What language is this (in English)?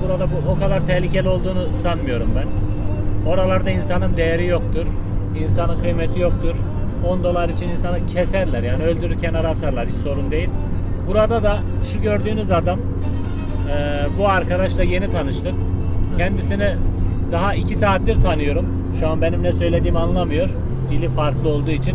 Turkish